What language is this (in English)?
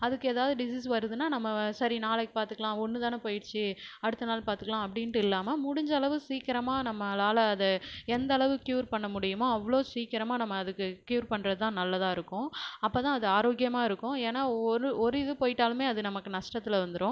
Tamil